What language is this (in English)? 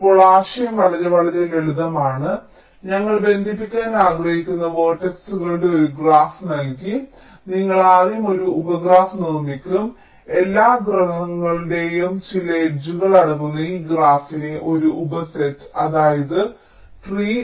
Malayalam